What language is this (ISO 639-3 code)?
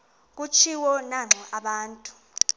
xho